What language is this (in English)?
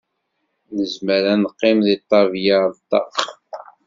Kabyle